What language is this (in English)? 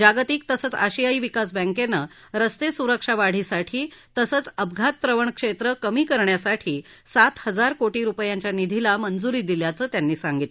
Marathi